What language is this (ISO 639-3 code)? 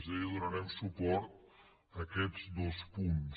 cat